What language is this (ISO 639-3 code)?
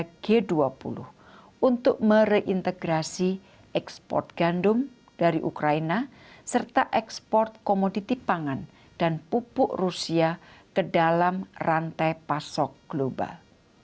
ind